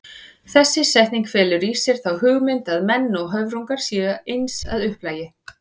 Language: Icelandic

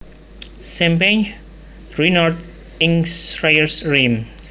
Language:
Javanese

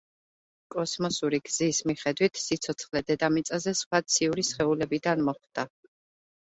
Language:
Georgian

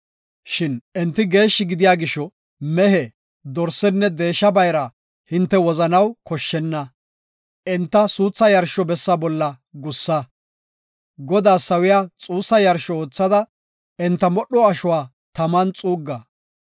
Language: Gofa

